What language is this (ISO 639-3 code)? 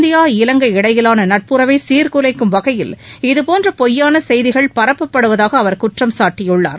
tam